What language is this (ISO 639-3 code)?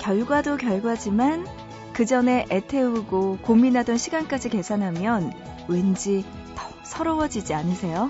kor